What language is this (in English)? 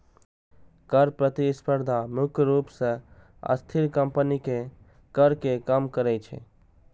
Maithili